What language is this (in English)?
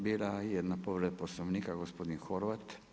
Croatian